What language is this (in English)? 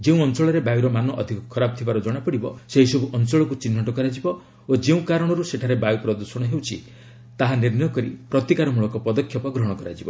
Odia